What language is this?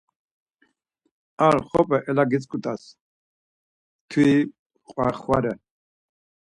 Laz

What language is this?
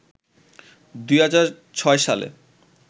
Bangla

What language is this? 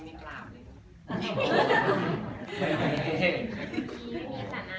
Thai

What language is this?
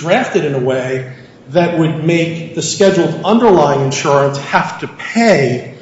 English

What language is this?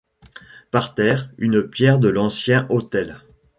French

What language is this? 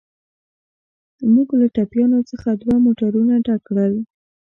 Pashto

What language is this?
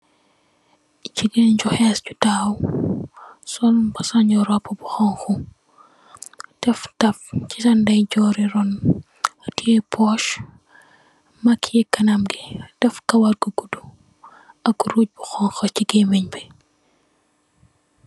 Wolof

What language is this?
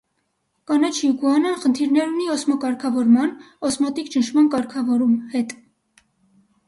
Armenian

